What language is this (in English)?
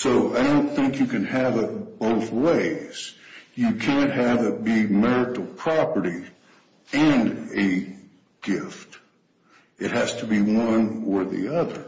English